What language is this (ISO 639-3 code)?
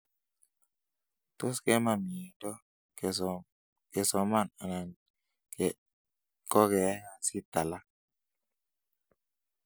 kln